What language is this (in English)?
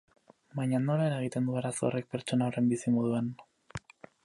Basque